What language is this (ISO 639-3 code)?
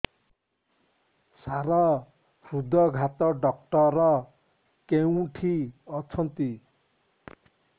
ori